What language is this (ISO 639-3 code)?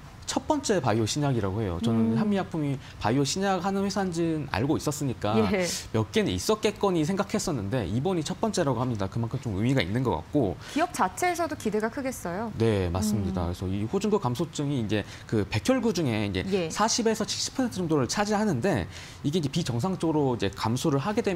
kor